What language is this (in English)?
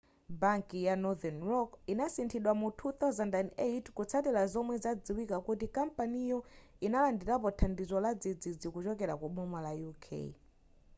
Nyanja